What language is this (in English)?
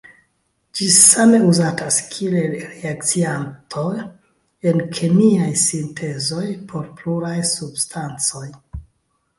Esperanto